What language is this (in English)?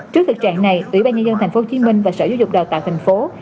Vietnamese